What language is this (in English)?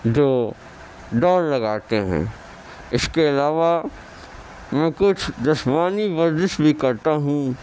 Urdu